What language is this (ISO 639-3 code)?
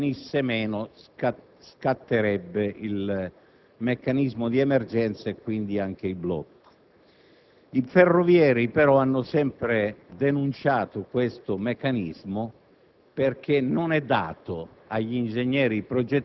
ita